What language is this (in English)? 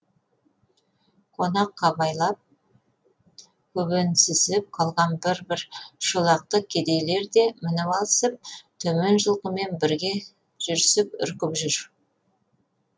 Kazakh